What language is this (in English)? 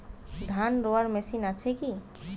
Bangla